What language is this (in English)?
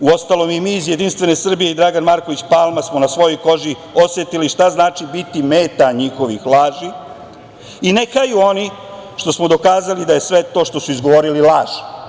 Serbian